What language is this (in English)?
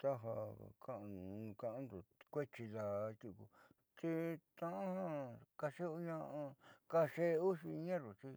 Southeastern Nochixtlán Mixtec